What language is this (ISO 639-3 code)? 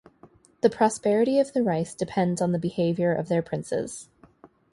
eng